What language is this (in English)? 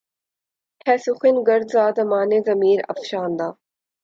Urdu